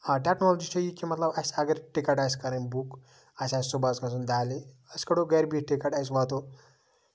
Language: Kashmiri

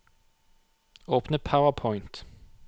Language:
Norwegian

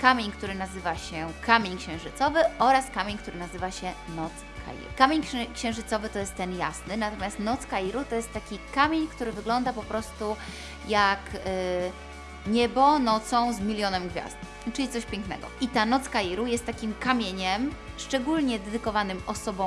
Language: Polish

